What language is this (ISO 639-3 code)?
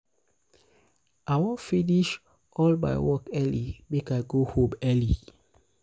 pcm